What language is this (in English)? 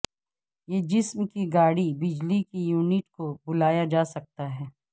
Urdu